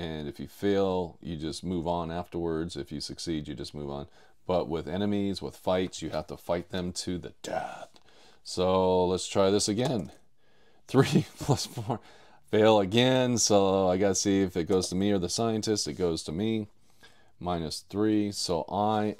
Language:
English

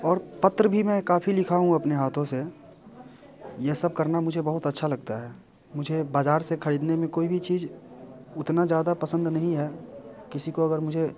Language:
Hindi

